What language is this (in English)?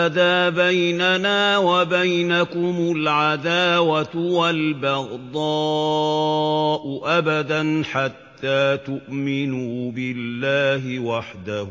Arabic